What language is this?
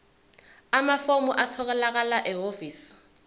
Zulu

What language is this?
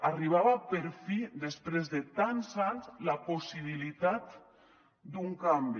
Catalan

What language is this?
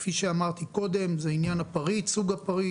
Hebrew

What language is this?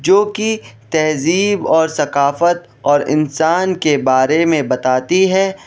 Urdu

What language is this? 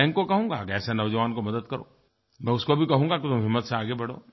Hindi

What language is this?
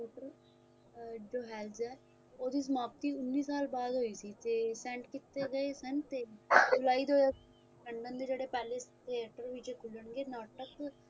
Punjabi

